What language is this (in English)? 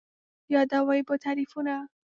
Pashto